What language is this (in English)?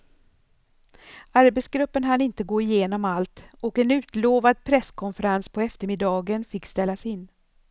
Swedish